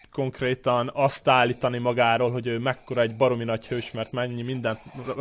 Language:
Hungarian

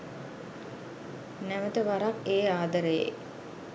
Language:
Sinhala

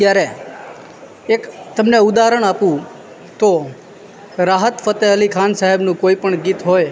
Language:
Gujarati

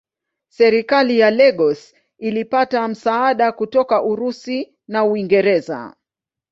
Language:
Swahili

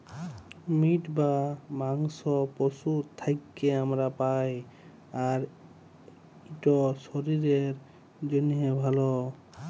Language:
Bangla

